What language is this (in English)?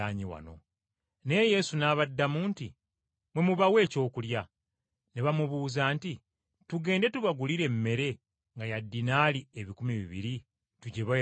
Ganda